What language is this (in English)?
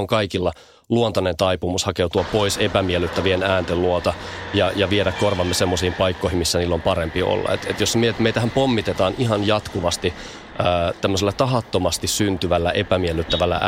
Finnish